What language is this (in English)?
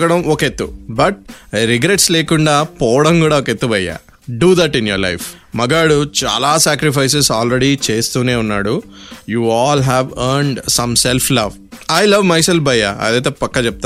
Telugu